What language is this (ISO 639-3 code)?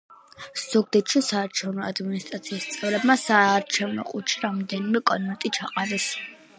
kat